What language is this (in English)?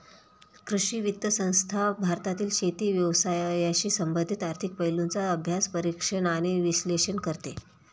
Marathi